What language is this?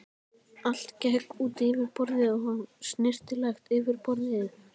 Icelandic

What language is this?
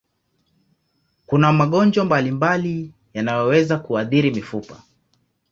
Swahili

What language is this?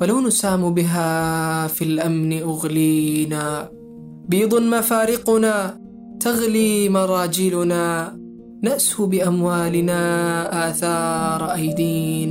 Arabic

